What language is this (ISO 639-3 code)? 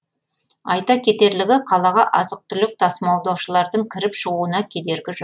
kaz